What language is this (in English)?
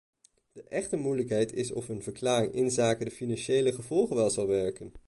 Dutch